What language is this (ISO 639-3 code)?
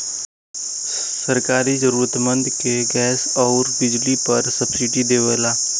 bho